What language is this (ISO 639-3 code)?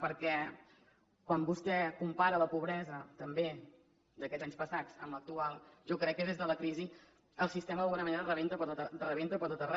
cat